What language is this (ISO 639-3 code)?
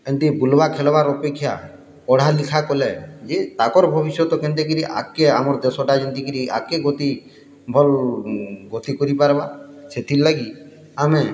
ori